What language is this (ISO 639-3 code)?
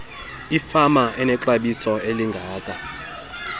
xho